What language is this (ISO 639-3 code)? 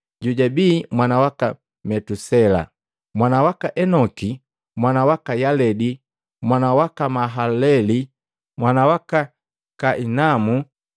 mgv